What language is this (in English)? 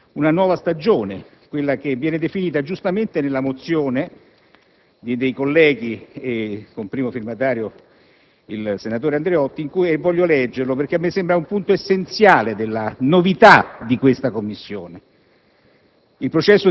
Italian